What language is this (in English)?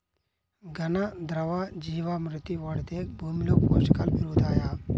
Telugu